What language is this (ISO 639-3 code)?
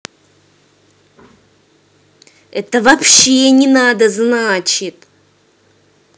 rus